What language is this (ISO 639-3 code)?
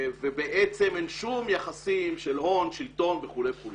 heb